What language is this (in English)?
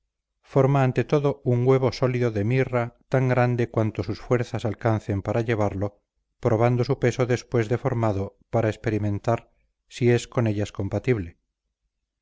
Spanish